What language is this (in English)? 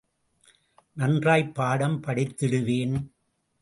Tamil